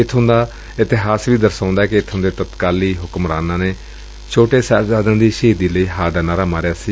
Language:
Punjabi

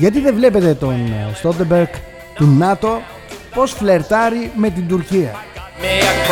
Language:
Greek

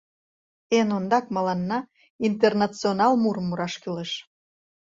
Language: Mari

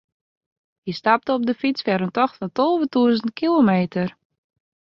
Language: Western Frisian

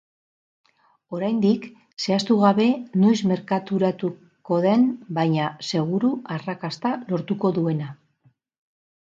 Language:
Basque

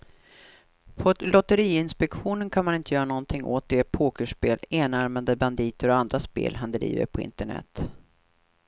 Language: Swedish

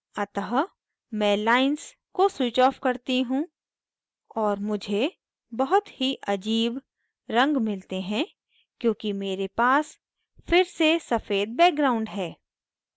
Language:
Hindi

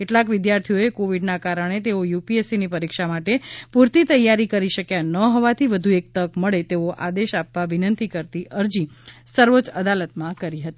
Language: Gujarati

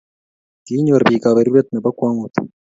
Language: Kalenjin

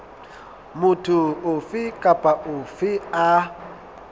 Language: Southern Sotho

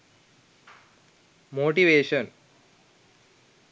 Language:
Sinhala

